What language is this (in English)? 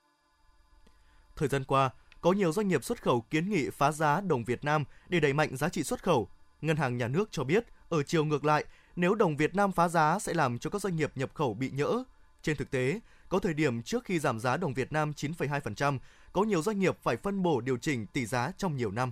Vietnamese